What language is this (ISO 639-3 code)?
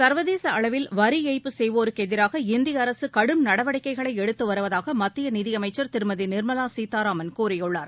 tam